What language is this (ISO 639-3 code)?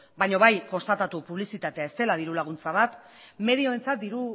eus